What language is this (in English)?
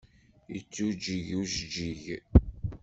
Kabyle